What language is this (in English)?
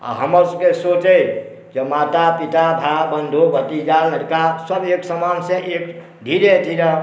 Maithili